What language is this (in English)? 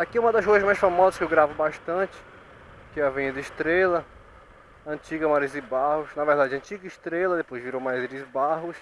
Portuguese